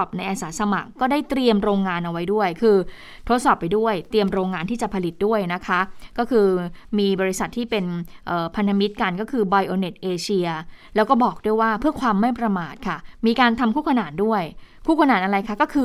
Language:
Thai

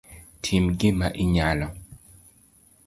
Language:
Luo (Kenya and Tanzania)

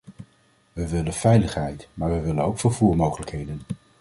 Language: Dutch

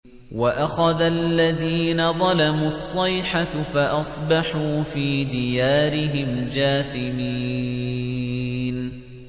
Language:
Arabic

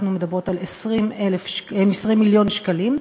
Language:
Hebrew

